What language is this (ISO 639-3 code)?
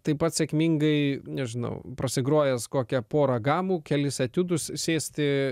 lit